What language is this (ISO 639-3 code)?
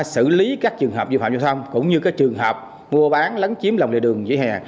vie